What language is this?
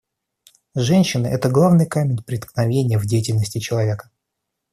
Russian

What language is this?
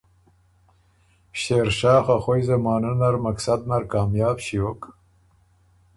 Ormuri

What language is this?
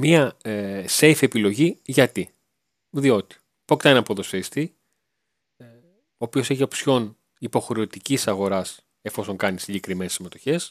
Greek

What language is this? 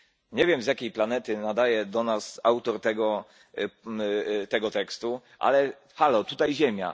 Polish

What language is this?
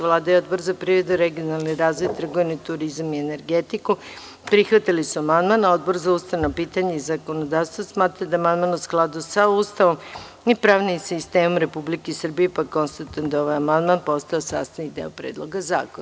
Serbian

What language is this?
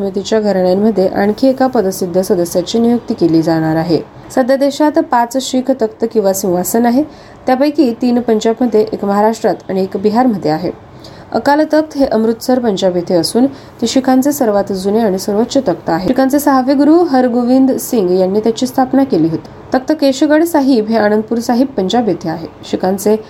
Marathi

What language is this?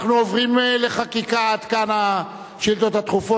Hebrew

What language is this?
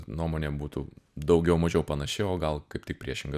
Lithuanian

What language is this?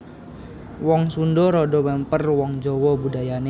Javanese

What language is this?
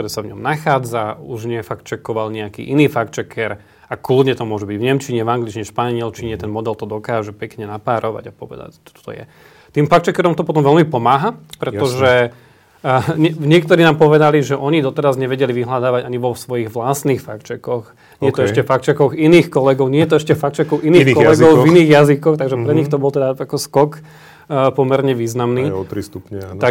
Slovak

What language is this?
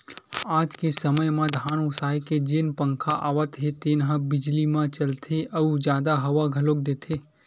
Chhattisgarhi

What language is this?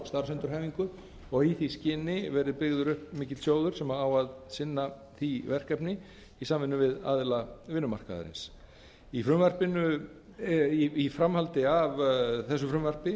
Icelandic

